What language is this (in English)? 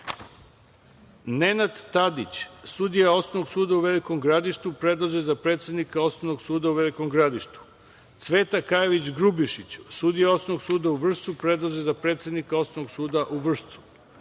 Serbian